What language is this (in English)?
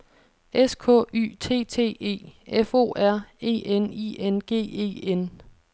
Danish